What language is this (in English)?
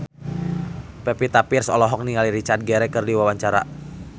Sundanese